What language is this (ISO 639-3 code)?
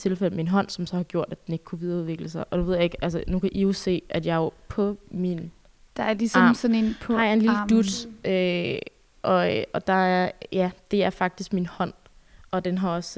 dan